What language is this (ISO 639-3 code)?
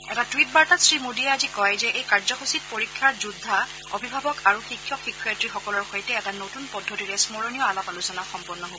asm